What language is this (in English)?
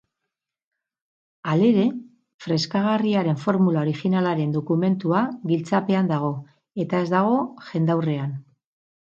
Basque